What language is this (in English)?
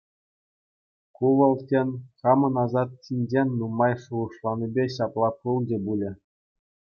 Chuvash